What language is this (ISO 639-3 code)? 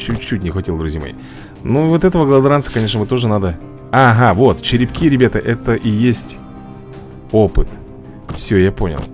rus